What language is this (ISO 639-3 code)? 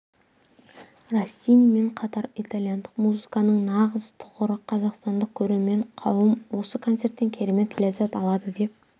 kaz